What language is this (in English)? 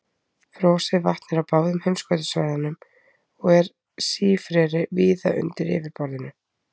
Icelandic